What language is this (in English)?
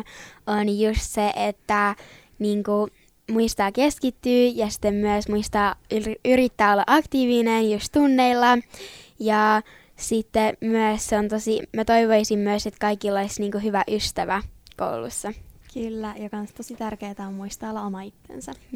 Finnish